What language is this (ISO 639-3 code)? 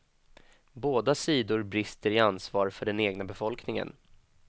swe